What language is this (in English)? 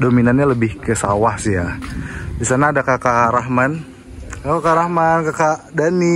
Indonesian